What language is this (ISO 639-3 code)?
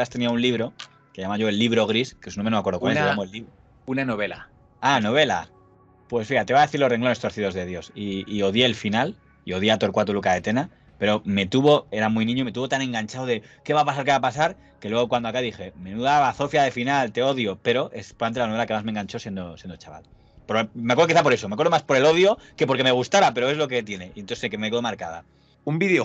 spa